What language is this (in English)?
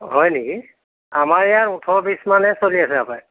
Assamese